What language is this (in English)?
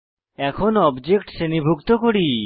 Bangla